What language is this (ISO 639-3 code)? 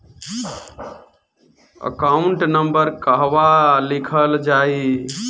bho